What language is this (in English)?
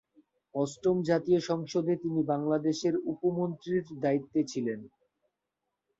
Bangla